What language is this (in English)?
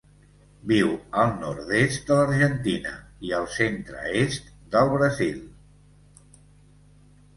Catalan